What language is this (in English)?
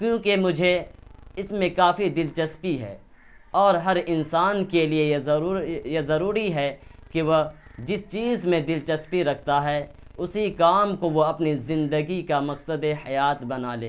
Urdu